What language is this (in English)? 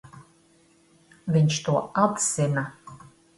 Latvian